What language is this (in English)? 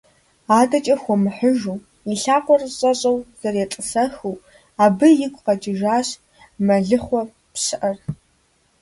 Kabardian